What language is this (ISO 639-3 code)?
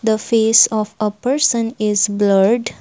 eng